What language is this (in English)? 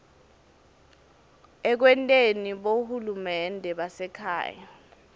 Swati